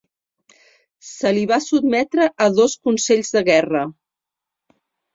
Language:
Catalan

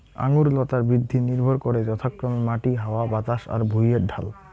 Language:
Bangla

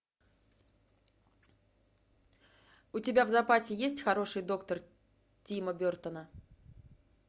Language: Russian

